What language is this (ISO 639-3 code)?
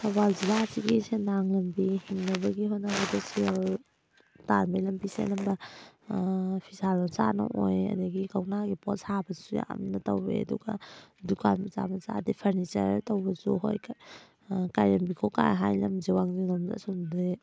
mni